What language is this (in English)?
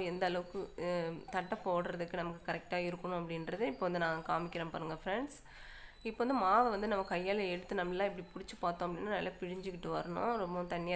Tamil